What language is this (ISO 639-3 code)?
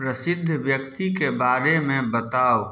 mai